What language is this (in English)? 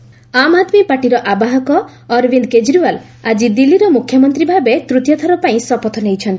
Odia